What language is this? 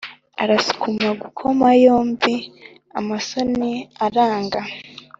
Kinyarwanda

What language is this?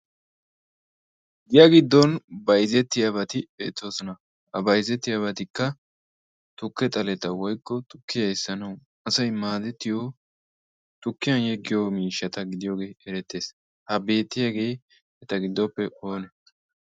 Wolaytta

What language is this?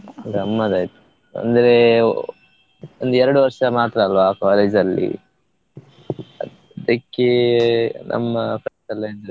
Kannada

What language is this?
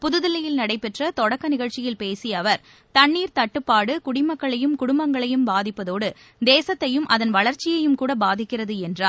Tamil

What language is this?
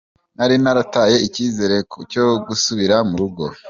Kinyarwanda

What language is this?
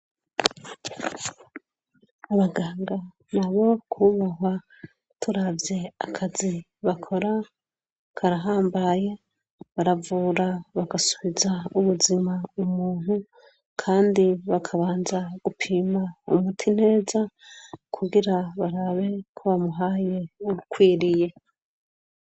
Rundi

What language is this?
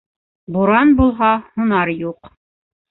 Bashkir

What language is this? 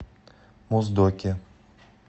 Russian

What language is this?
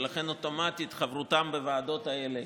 Hebrew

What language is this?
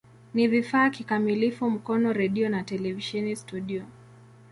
Swahili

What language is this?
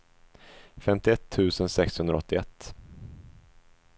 Swedish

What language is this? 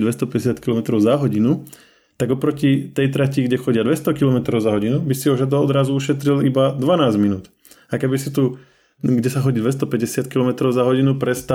Slovak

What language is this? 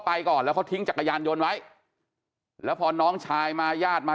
Thai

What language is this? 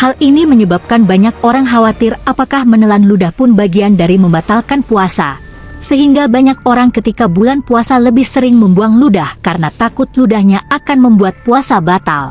Indonesian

